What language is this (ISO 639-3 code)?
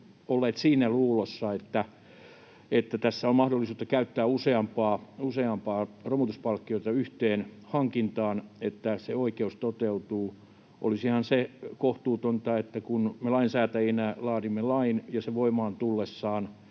fin